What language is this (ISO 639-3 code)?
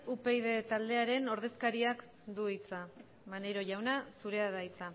eus